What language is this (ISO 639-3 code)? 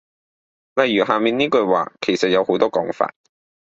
yue